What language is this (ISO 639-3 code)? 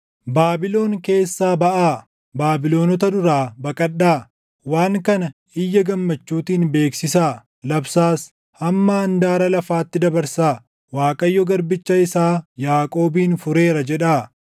orm